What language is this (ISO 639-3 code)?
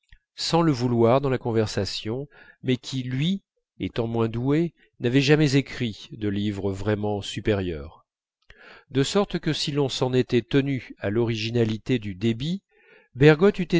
fra